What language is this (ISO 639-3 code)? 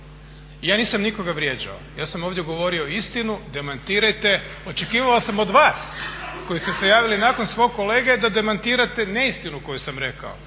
hrv